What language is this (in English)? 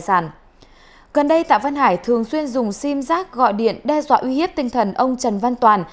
Vietnamese